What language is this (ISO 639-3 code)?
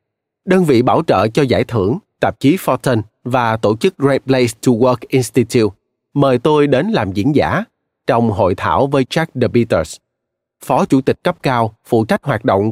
vie